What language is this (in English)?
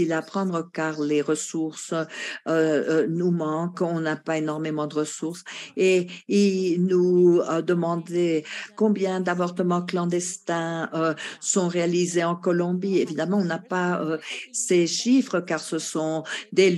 French